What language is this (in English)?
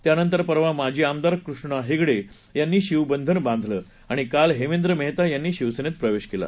Marathi